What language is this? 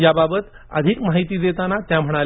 Marathi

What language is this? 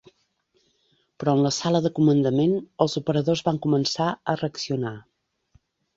Catalan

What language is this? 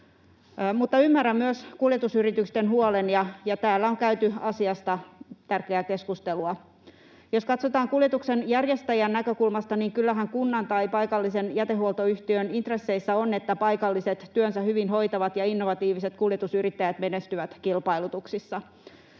Finnish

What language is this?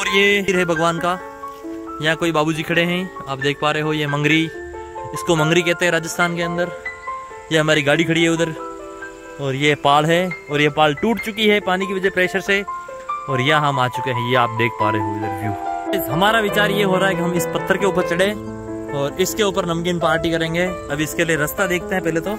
Hindi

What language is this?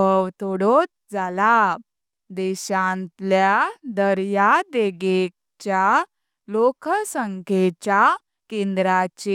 Konkani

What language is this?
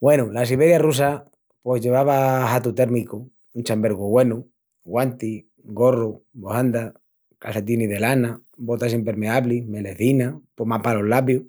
Extremaduran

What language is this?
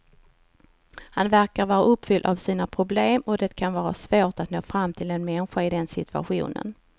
Swedish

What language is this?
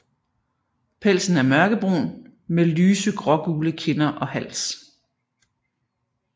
Danish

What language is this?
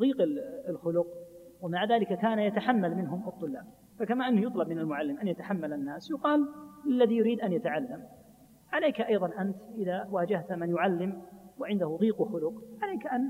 Arabic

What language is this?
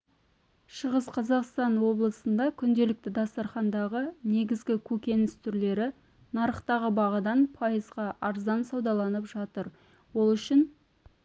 Kazakh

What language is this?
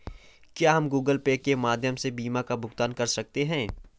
Hindi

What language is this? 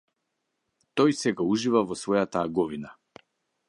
Macedonian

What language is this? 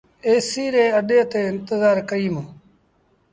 Sindhi Bhil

